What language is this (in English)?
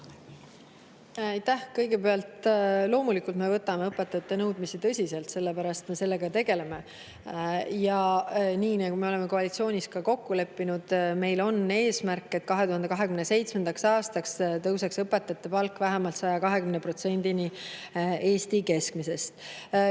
Estonian